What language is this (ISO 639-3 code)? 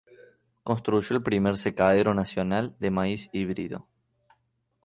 spa